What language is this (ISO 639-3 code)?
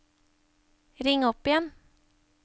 nor